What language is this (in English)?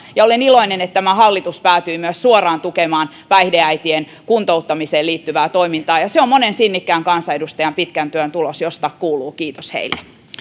Finnish